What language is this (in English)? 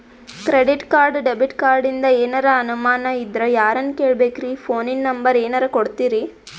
Kannada